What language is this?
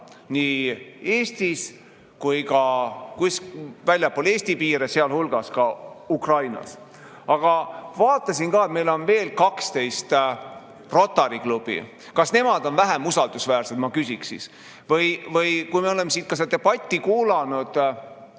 Estonian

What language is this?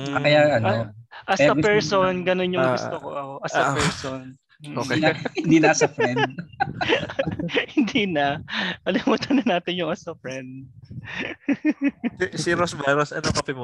Filipino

